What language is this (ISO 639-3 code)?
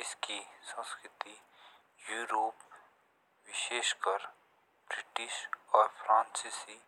jns